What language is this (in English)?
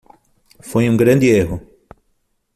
Portuguese